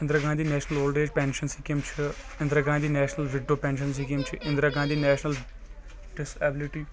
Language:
Kashmiri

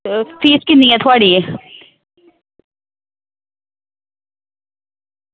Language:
Dogri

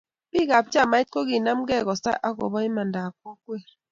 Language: Kalenjin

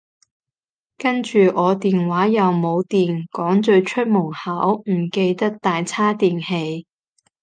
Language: Cantonese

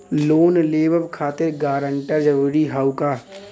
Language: Bhojpuri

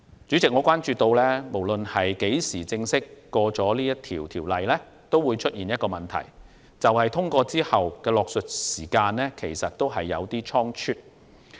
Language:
Cantonese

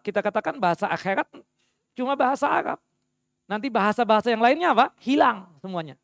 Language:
Indonesian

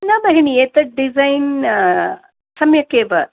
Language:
Sanskrit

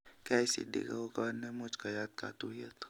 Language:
Kalenjin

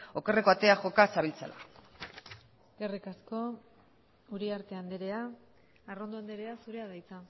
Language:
Basque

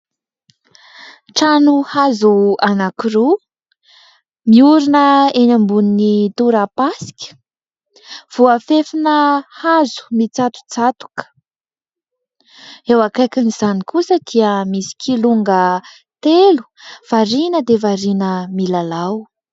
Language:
Malagasy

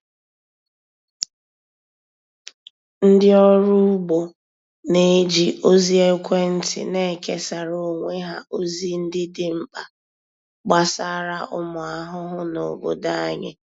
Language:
Igbo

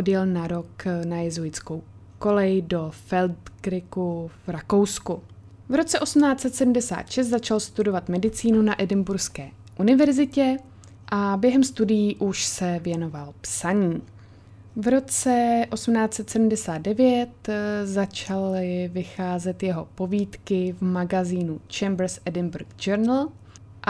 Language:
Czech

